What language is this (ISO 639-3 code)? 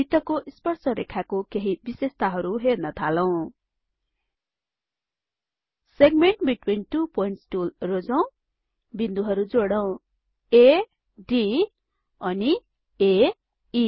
nep